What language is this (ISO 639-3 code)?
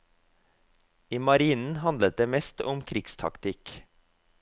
nor